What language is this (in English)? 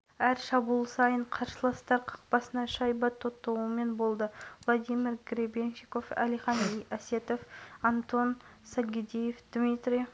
Kazakh